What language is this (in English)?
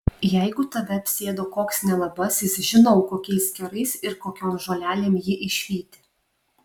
Lithuanian